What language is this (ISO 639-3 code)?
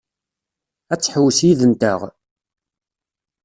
kab